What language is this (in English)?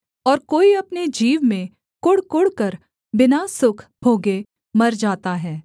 Hindi